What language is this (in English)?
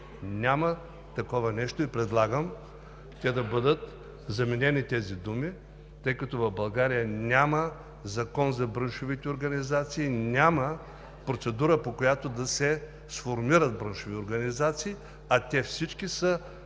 Bulgarian